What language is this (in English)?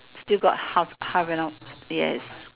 English